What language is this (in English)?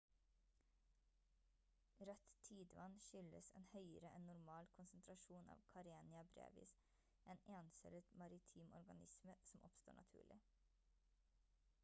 Norwegian Bokmål